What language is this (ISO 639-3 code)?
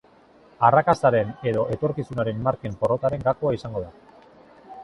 eus